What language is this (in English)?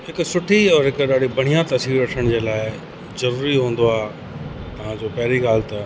Sindhi